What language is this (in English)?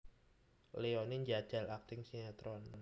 Javanese